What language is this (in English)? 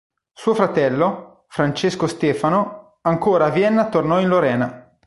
Italian